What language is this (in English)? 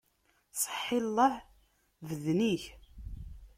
Kabyle